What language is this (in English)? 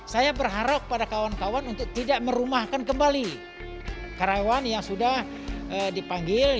Indonesian